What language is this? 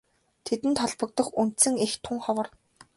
Mongolian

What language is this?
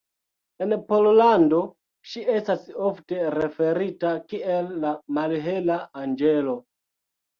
Esperanto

